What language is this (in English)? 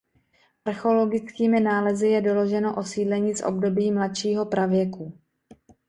Czech